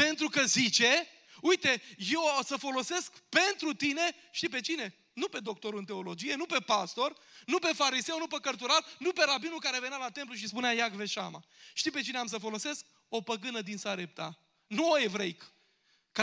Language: Romanian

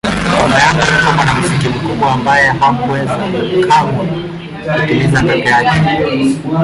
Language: Swahili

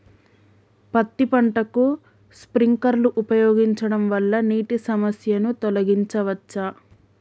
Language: Telugu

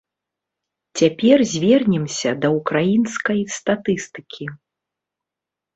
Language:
Belarusian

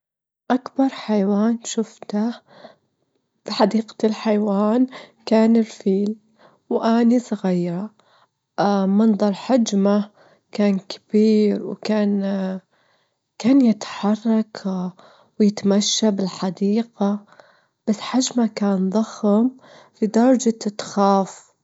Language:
Gulf Arabic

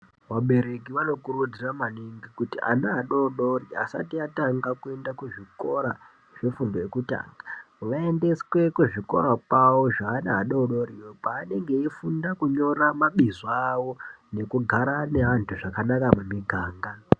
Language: Ndau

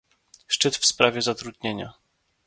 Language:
Polish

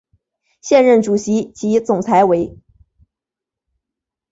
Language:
Chinese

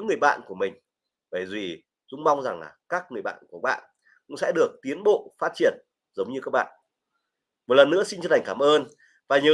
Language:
Vietnamese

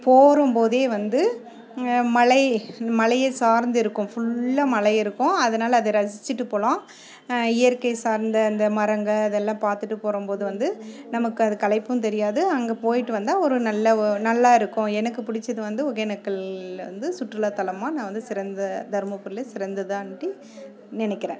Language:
Tamil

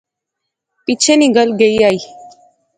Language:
Pahari-Potwari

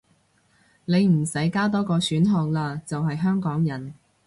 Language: Cantonese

